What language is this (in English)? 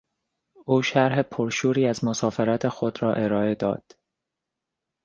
Persian